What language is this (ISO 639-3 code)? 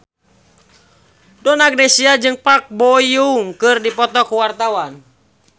sun